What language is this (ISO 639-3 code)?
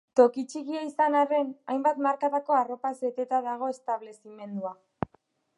eus